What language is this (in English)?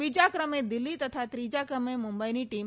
Gujarati